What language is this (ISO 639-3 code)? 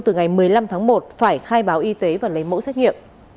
vie